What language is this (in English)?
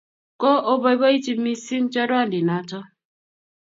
Kalenjin